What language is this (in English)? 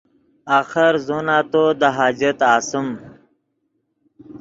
Yidgha